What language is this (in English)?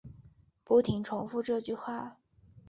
Chinese